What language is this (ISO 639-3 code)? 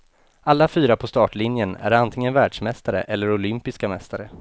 swe